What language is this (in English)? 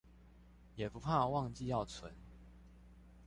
Chinese